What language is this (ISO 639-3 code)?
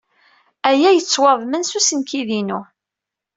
kab